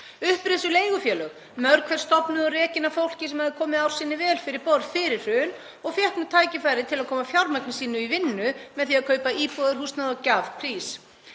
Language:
Icelandic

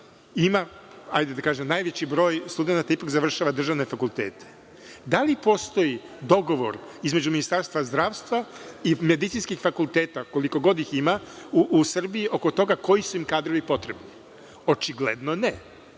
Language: Serbian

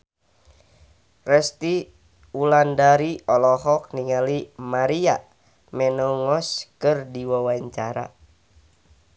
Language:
Sundanese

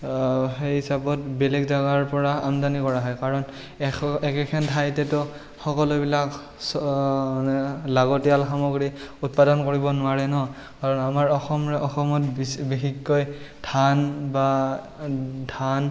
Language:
Assamese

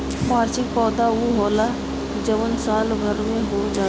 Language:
Bhojpuri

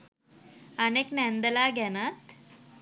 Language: Sinhala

